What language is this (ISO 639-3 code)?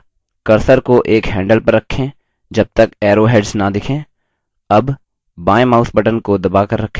hin